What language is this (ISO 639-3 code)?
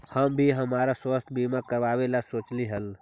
mag